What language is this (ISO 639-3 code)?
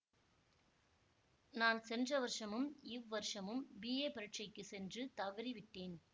tam